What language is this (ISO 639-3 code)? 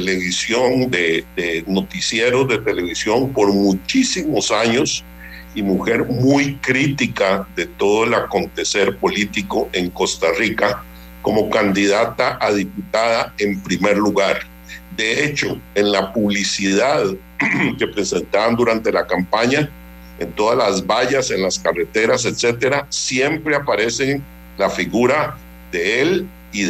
spa